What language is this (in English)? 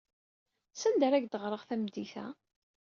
Kabyle